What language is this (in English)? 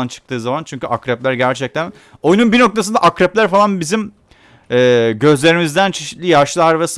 Turkish